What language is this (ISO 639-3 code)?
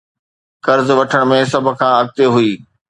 snd